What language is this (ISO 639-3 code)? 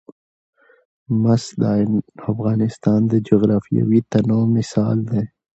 pus